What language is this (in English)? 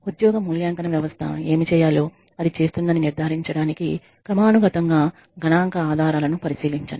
Telugu